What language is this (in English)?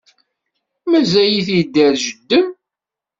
Kabyle